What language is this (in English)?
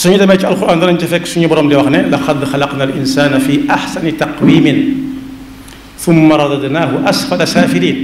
Indonesian